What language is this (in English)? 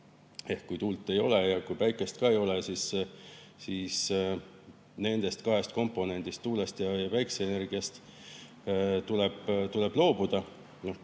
Estonian